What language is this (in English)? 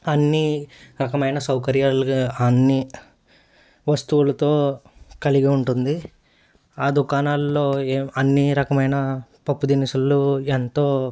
Telugu